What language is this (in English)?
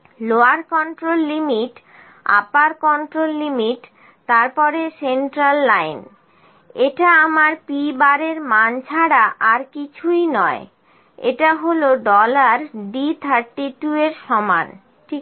Bangla